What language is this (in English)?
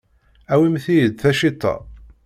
Kabyle